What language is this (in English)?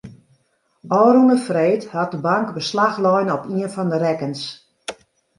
Western Frisian